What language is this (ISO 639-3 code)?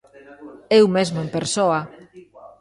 glg